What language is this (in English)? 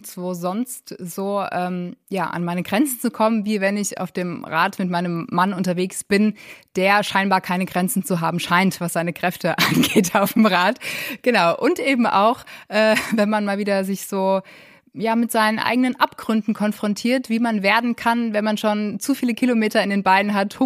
German